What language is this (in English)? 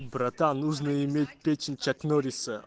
Russian